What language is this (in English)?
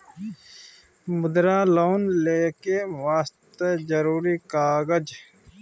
Maithili